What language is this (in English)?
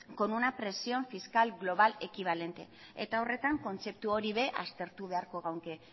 Basque